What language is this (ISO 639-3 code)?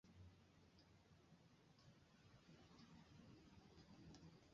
swa